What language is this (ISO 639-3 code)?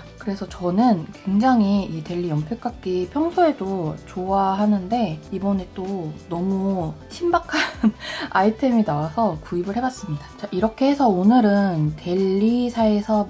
kor